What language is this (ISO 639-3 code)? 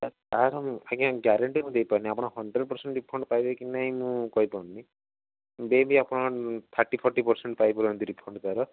ori